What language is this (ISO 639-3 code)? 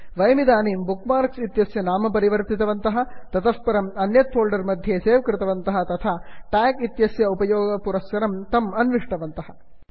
san